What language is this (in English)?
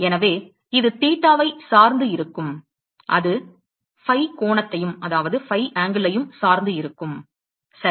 Tamil